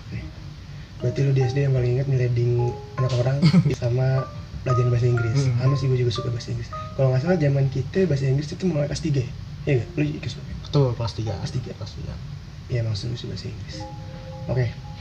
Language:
Indonesian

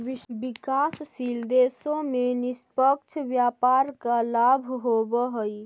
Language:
Magahi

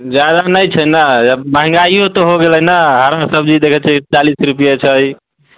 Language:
Maithili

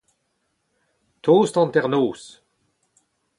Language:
Breton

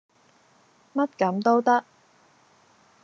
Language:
Cantonese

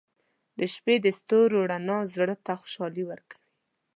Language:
Pashto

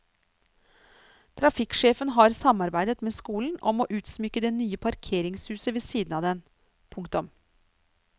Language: Norwegian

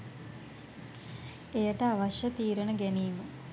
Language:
Sinhala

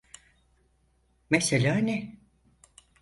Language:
Turkish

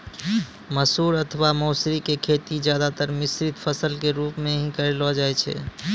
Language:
Maithili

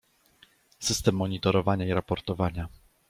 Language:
Polish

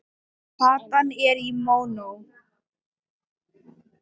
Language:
Icelandic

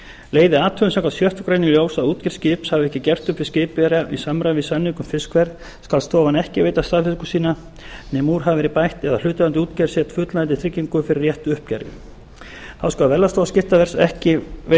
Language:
Icelandic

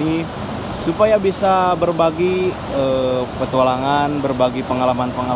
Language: Indonesian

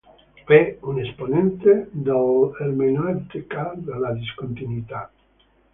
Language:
Italian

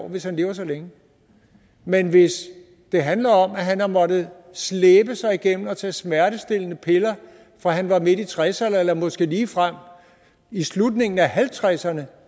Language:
Danish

